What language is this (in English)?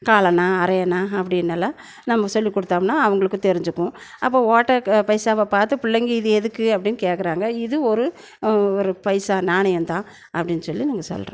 Tamil